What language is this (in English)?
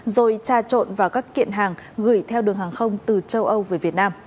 Vietnamese